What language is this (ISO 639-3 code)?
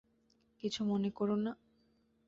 ben